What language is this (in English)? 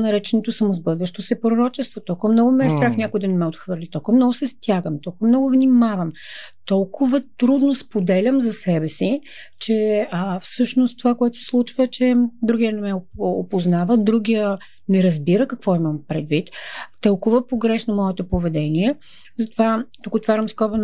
Bulgarian